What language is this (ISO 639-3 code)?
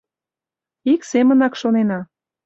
chm